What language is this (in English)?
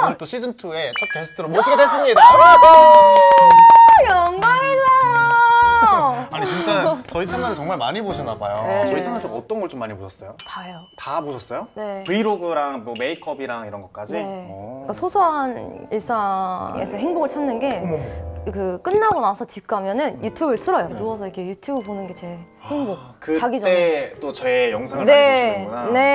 Korean